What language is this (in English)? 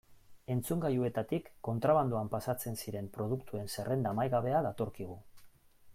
Basque